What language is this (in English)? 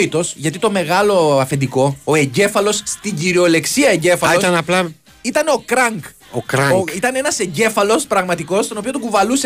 Greek